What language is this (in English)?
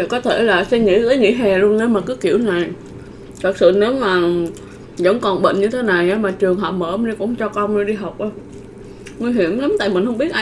Vietnamese